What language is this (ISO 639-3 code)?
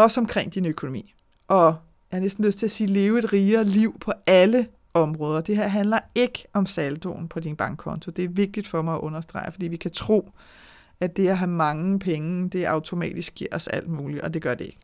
dan